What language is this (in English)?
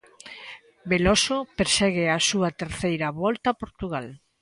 Galician